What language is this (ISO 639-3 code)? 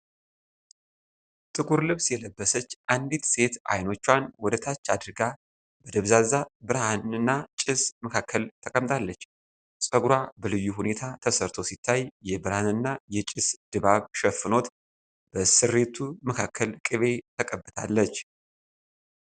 amh